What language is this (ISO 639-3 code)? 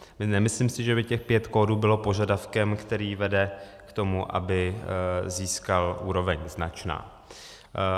ces